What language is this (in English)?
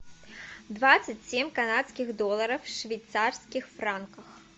Russian